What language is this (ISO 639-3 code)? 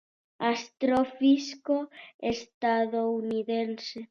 glg